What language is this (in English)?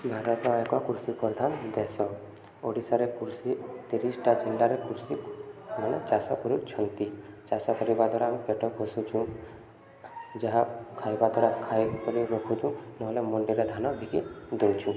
Odia